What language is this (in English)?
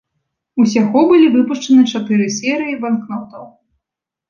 Belarusian